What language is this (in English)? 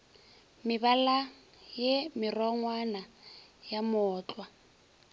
Northern Sotho